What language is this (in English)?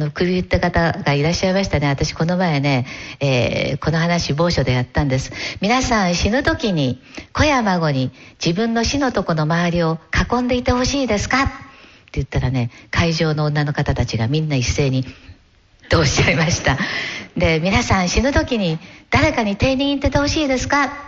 Japanese